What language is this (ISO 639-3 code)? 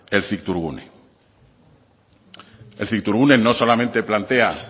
spa